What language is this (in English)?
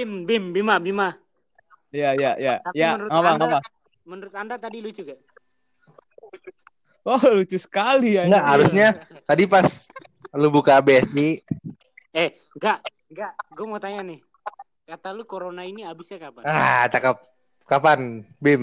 Indonesian